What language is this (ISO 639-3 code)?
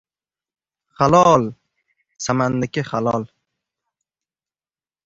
uzb